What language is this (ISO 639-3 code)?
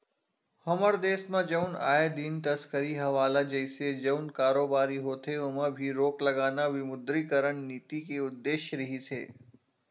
hne